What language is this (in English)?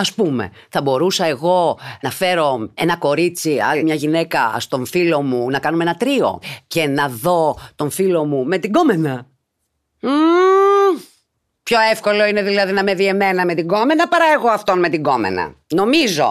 Greek